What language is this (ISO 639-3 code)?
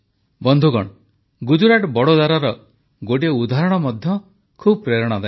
ori